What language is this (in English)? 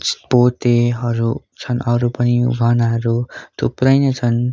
Nepali